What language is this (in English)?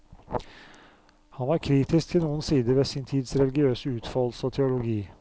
Norwegian